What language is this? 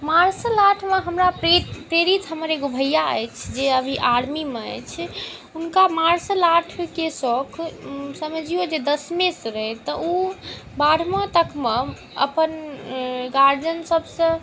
Maithili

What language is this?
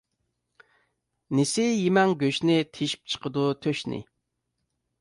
Uyghur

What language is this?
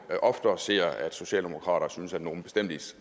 Danish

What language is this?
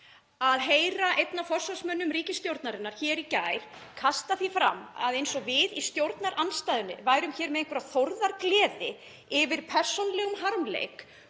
Icelandic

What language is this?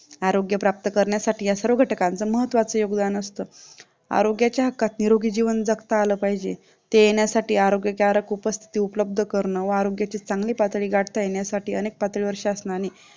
Marathi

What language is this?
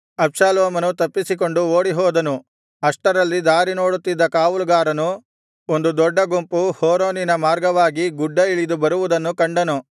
Kannada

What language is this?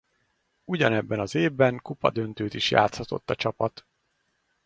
Hungarian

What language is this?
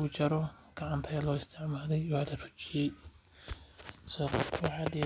Somali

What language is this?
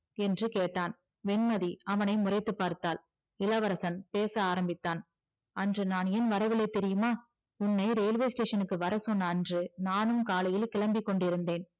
Tamil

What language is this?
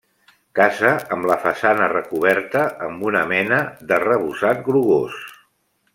Catalan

